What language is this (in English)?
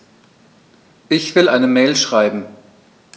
German